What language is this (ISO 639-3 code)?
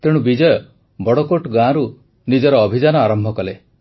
ori